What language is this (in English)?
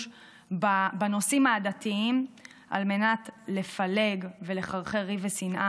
Hebrew